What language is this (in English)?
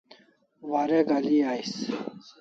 Kalasha